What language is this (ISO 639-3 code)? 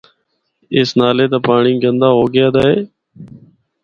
hno